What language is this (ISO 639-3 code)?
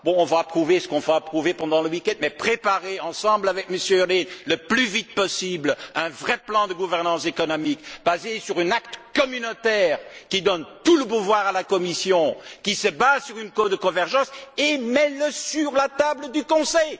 fra